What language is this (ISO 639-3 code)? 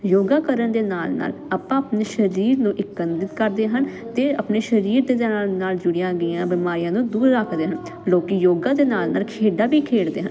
pan